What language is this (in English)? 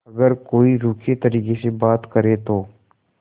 Hindi